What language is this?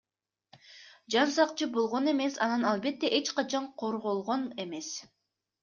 Kyrgyz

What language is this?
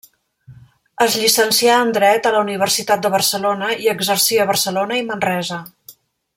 Catalan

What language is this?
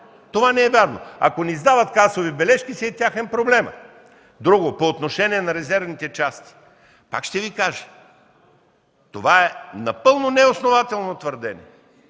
Bulgarian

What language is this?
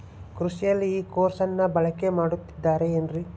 Kannada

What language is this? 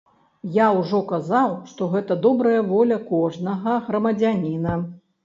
Belarusian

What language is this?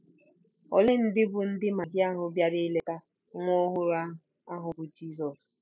Igbo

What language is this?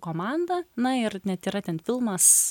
Lithuanian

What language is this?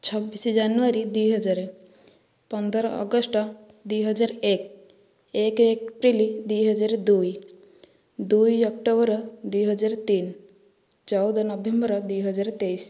Odia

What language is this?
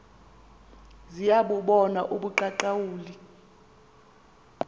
Xhosa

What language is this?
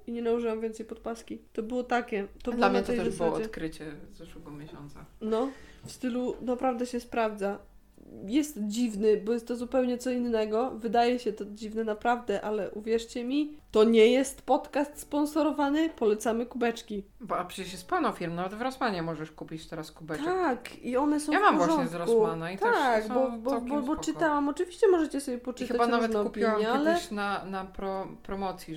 Polish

